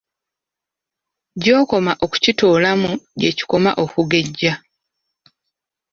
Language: Ganda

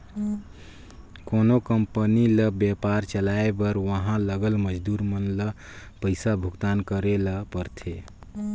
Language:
Chhattisgarhi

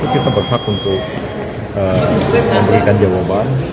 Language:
Indonesian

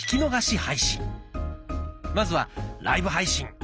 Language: Japanese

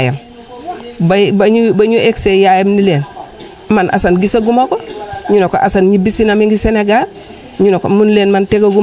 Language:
Thai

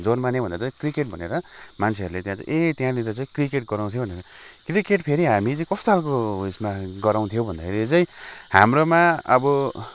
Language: Nepali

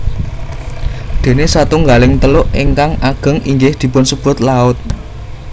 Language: Javanese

